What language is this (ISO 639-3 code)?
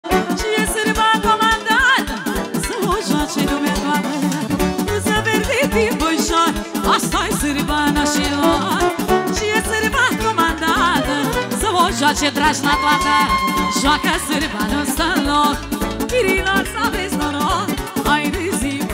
ron